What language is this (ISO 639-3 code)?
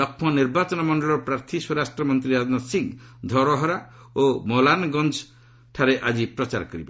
ori